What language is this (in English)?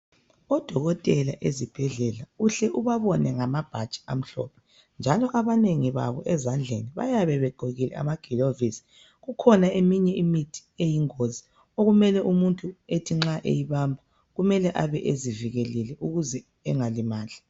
North Ndebele